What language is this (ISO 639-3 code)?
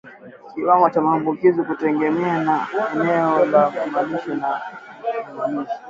swa